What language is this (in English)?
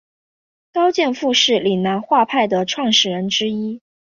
Chinese